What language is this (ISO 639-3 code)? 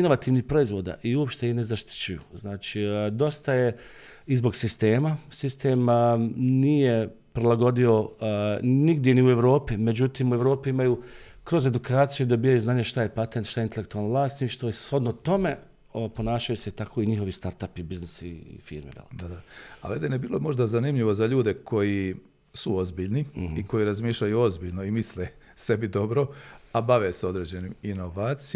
hrv